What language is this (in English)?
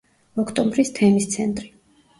Georgian